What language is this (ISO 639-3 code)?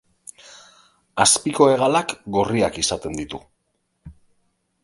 eus